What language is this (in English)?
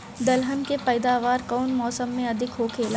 Bhojpuri